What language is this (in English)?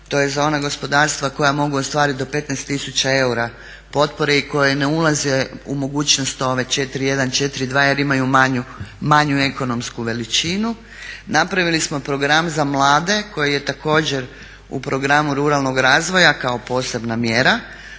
Croatian